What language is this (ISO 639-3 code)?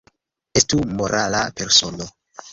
epo